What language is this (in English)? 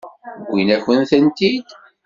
Kabyle